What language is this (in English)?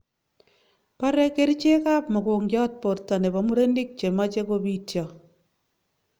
Kalenjin